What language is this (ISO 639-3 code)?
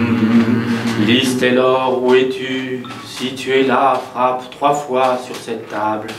fra